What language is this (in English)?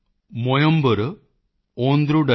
Punjabi